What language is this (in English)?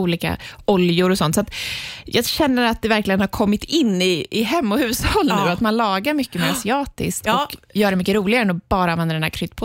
Swedish